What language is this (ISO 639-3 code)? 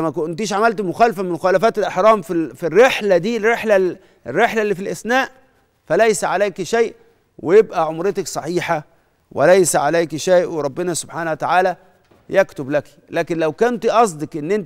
ara